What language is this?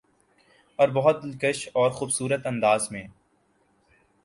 Urdu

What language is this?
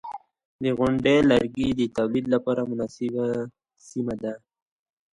Pashto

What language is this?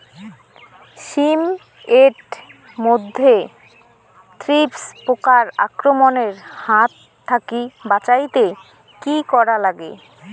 Bangla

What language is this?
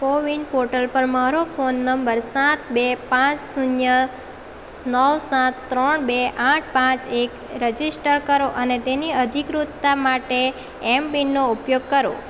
Gujarati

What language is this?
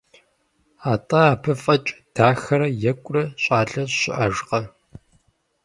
Kabardian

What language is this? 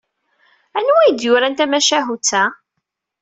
Kabyle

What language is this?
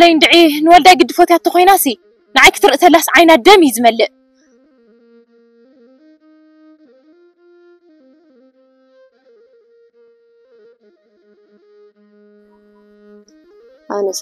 Arabic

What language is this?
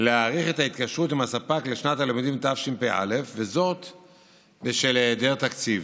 Hebrew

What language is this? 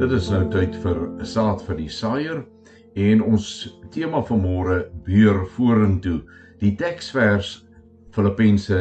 Swedish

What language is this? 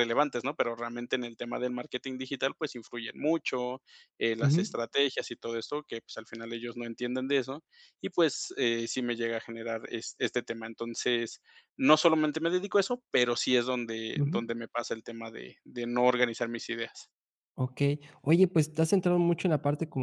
Spanish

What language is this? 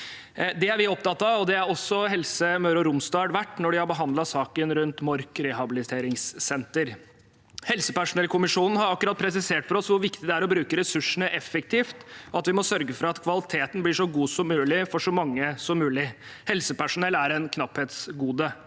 Norwegian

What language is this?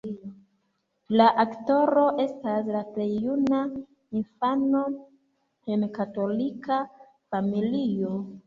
Esperanto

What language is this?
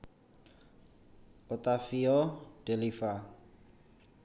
Javanese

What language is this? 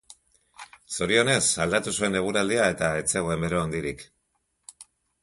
Basque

